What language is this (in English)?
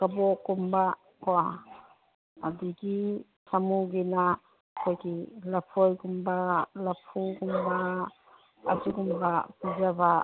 Manipuri